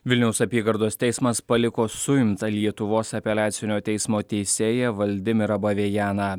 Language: Lithuanian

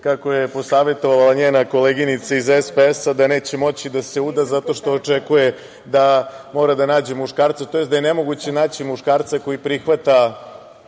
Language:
Serbian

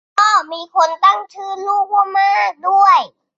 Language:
Thai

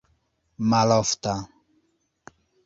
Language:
Esperanto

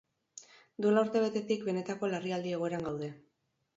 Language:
Basque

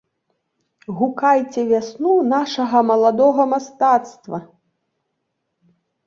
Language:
Belarusian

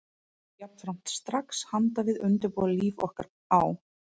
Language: Icelandic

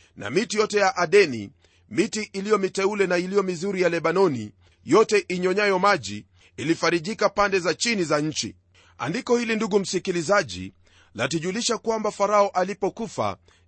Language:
Swahili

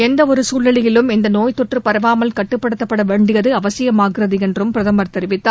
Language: Tamil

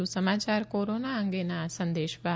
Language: Gujarati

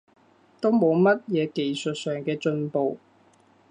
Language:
Cantonese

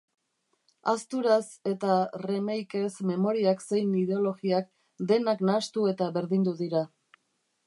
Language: Basque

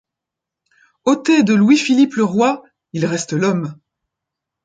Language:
French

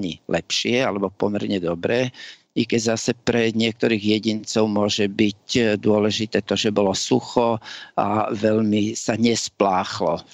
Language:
Slovak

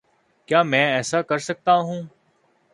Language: Urdu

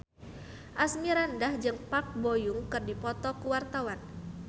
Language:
Sundanese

